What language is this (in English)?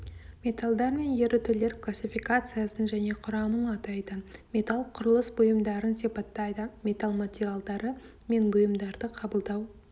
Kazakh